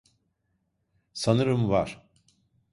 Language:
Turkish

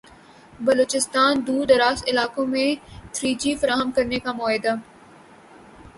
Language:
Urdu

